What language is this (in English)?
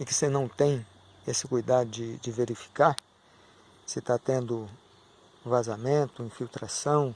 Portuguese